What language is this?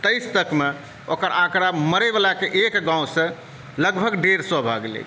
Maithili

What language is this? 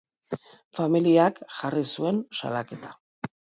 Basque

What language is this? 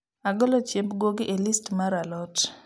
Luo (Kenya and Tanzania)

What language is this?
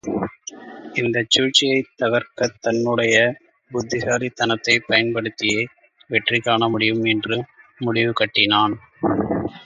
Tamil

